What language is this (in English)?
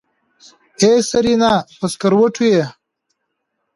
Pashto